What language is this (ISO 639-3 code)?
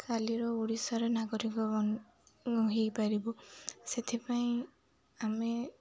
ori